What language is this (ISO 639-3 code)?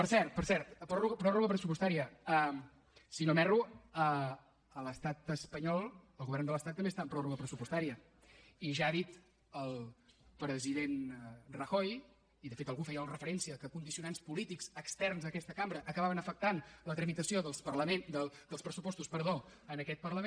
cat